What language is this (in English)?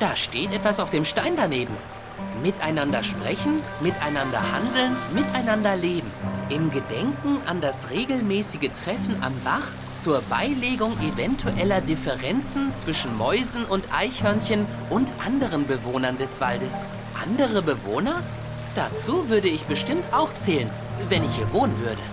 German